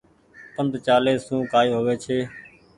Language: Goaria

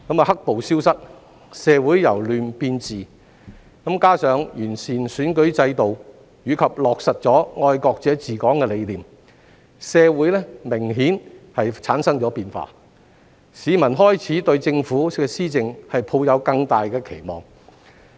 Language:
Cantonese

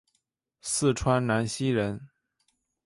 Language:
Chinese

